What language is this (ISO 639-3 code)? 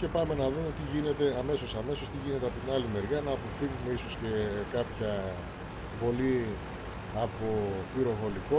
ell